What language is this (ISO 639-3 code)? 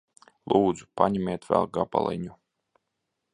lav